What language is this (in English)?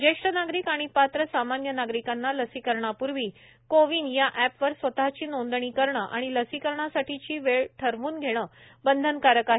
Marathi